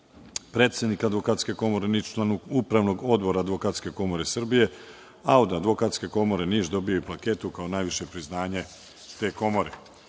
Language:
Serbian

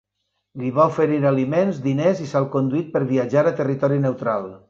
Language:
Catalan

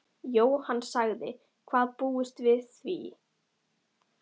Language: Icelandic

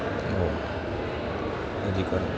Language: Gujarati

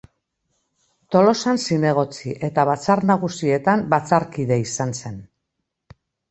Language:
Basque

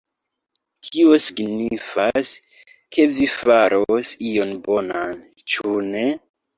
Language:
Esperanto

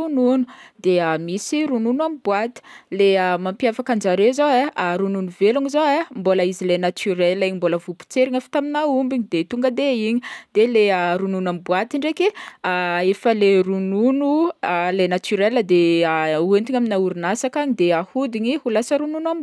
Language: Northern Betsimisaraka Malagasy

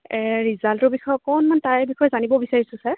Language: Assamese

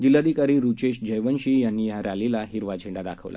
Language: Marathi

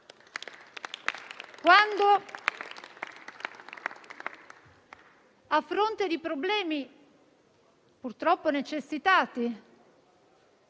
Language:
Italian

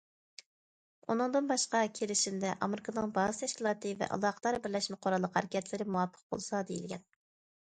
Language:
Uyghur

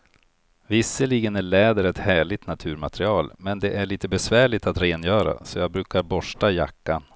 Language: Swedish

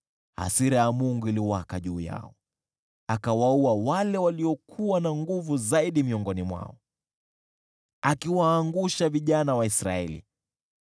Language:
Swahili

